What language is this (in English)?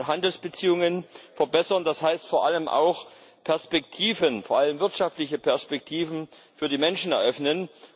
German